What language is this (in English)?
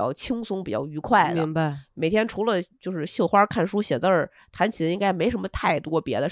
Chinese